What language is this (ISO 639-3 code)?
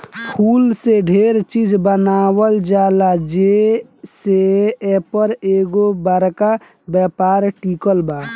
bho